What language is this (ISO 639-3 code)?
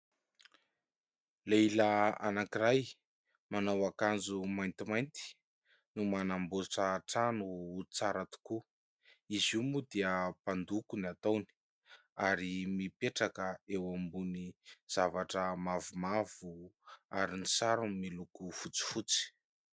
mlg